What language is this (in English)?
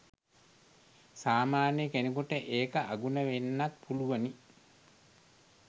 Sinhala